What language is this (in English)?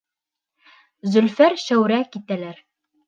Bashkir